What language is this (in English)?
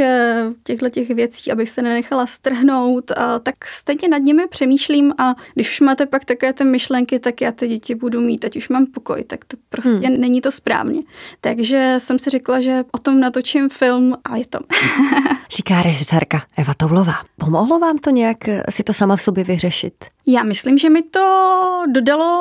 Czech